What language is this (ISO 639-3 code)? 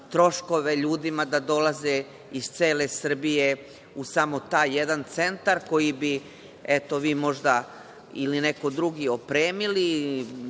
srp